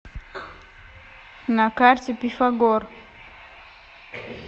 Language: Russian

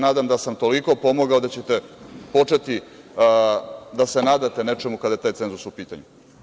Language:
Serbian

